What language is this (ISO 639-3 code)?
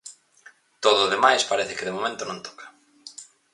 glg